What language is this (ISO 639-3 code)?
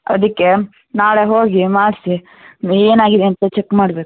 kan